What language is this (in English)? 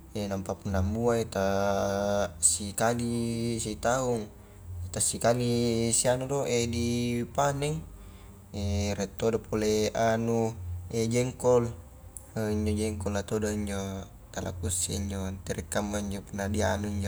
Highland Konjo